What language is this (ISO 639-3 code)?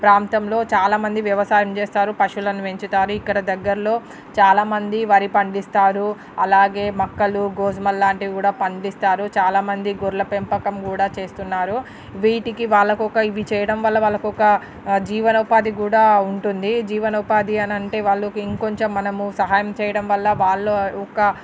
tel